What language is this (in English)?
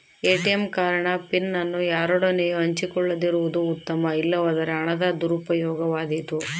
Kannada